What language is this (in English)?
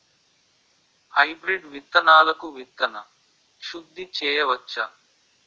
Telugu